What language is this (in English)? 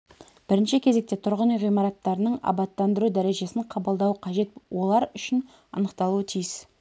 Kazakh